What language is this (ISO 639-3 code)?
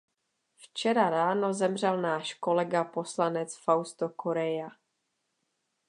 ces